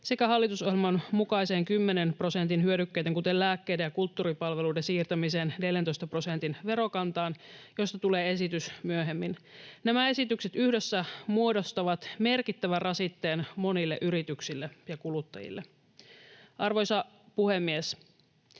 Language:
Finnish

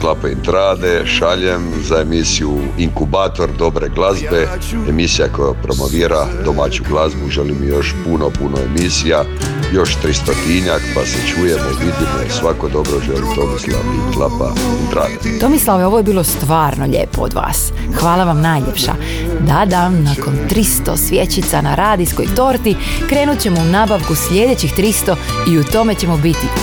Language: Croatian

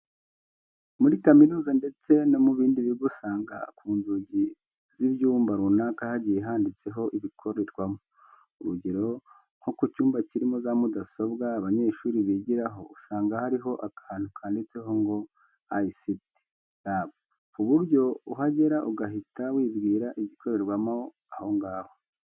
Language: Kinyarwanda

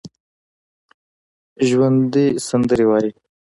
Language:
Pashto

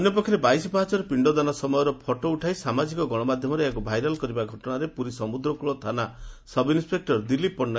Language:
Odia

